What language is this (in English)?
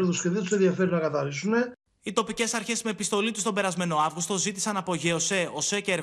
Greek